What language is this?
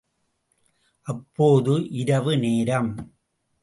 Tamil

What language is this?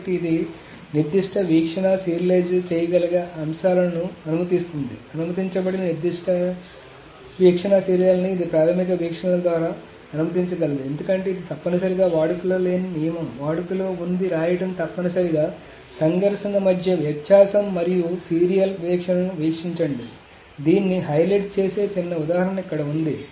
Telugu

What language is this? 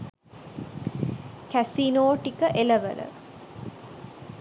Sinhala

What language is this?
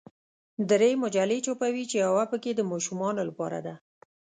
Pashto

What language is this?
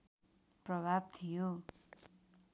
Nepali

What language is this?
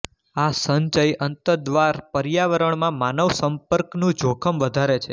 Gujarati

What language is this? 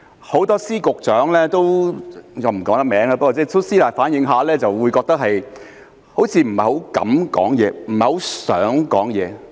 Cantonese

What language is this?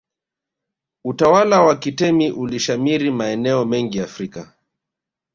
Swahili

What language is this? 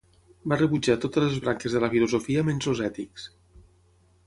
Catalan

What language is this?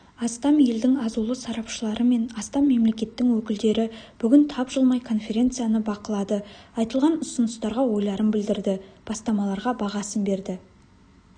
Kazakh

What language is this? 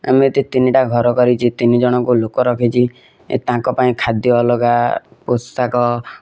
Odia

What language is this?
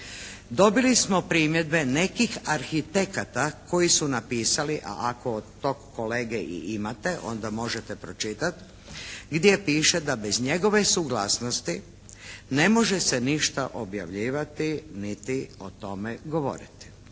Croatian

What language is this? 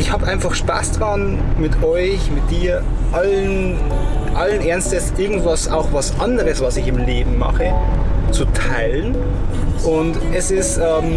German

